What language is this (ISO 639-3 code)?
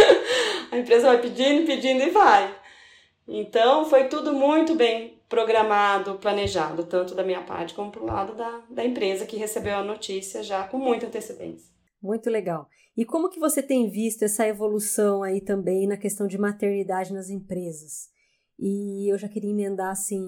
por